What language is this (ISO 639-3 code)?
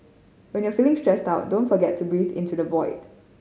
eng